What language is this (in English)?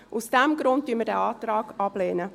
Swiss German